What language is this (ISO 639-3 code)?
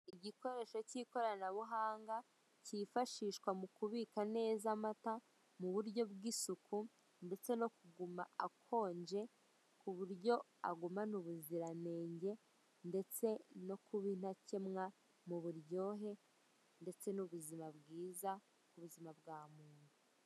kin